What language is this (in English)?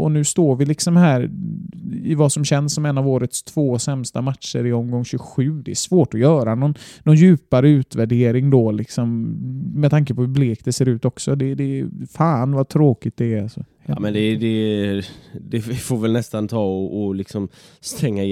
Swedish